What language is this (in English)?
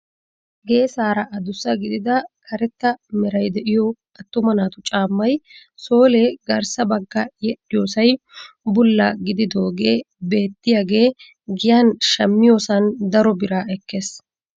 Wolaytta